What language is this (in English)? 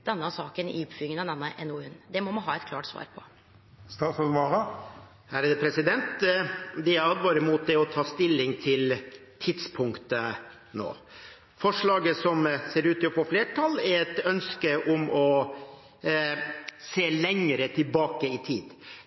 Norwegian